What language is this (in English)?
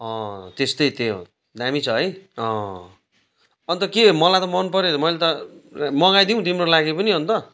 Nepali